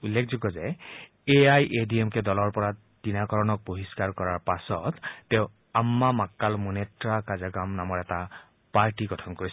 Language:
Assamese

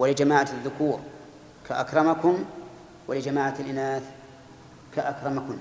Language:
Arabic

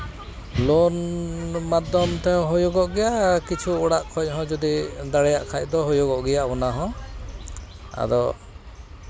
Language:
Santali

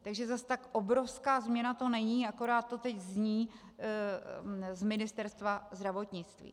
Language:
Czech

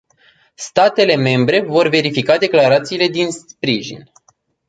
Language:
Romanian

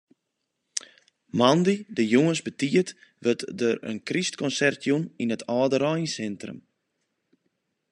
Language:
Western Frisian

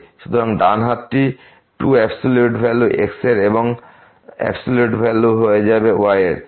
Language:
Bangla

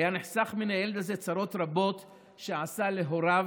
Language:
Hebrew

